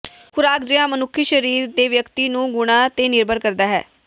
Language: Punjabi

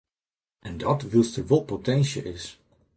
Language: Western Frisian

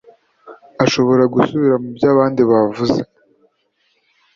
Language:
Kinyarwanda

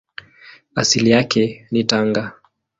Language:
Swahili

